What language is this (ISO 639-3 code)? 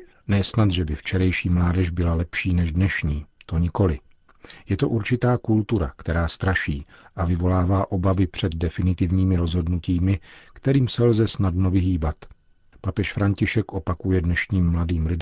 ces